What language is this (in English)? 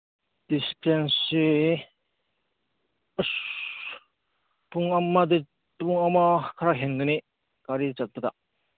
Manipuri